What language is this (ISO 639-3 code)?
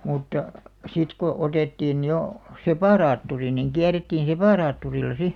fin